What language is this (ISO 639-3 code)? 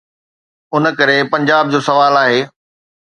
snd